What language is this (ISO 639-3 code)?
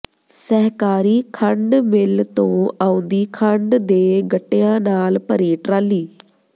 pan